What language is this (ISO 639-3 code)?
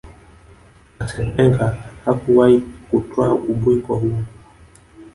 swa